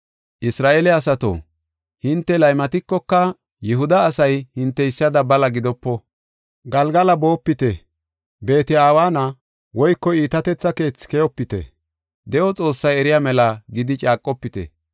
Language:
Gofa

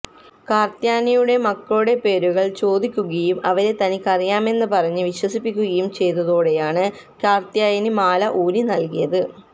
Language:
Malayalam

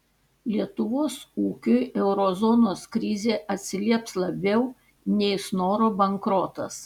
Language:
Lithuanian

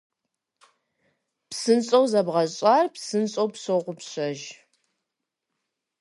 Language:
Kabardian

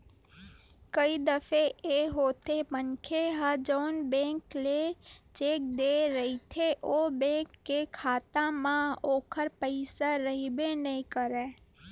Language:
Chhattisgarhi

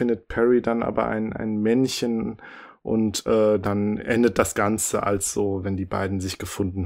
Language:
German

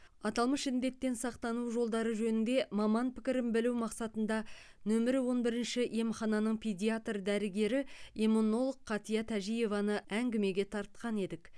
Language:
Kazakh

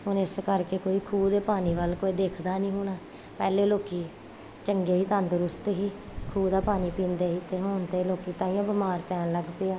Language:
Punjabi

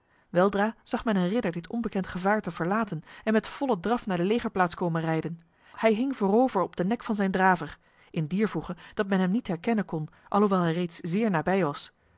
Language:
Dutch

